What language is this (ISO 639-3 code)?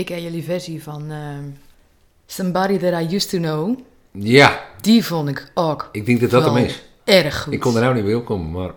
nld